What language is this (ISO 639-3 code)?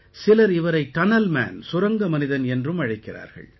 tam